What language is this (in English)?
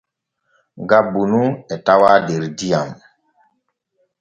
Borgu Fulfulde